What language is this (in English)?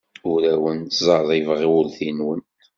Kabyle